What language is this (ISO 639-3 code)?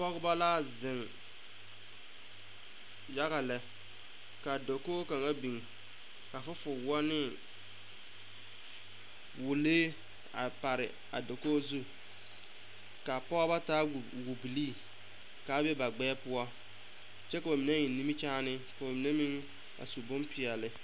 dga